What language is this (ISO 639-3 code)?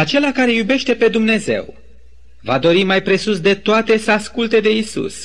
ron